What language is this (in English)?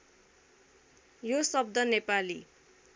Nepali